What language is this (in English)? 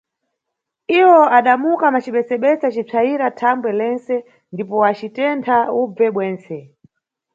Nyungwe